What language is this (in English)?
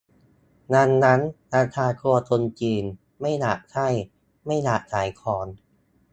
Thai